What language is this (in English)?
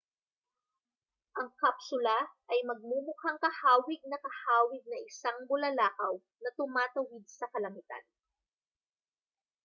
Filipino